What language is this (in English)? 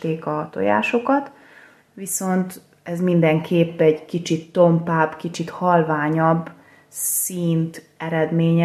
Hungarian